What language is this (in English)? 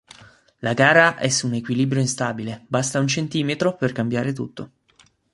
Italian